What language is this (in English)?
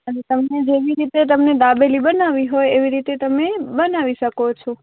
Gujarati